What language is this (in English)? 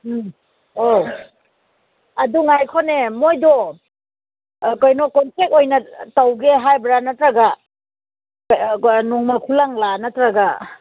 Manipuri